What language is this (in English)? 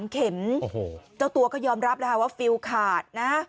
Thai